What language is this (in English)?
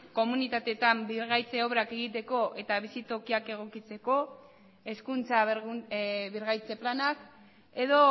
Basque